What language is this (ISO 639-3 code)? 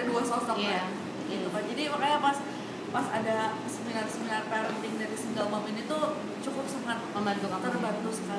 ind